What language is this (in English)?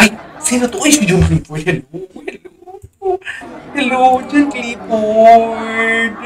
Filipino